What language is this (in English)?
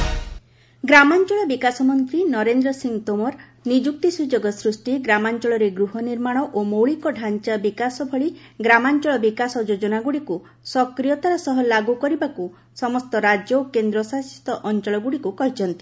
Odia